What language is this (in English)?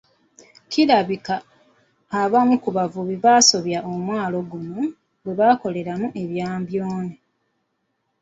Ganda